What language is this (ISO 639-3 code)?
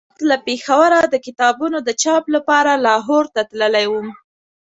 pus